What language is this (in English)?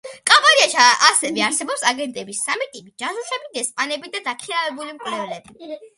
Georgian